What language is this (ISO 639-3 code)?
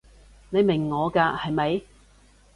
yue